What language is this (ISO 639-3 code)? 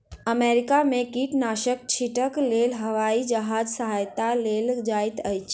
mai